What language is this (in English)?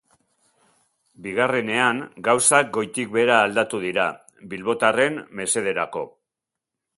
Basque